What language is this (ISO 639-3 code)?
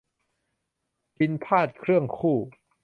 tha